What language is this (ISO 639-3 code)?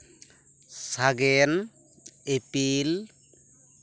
sat